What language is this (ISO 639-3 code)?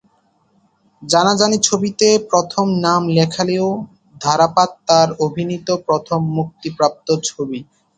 ben